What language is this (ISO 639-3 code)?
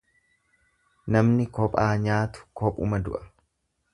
orm